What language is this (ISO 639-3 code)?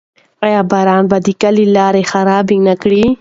pus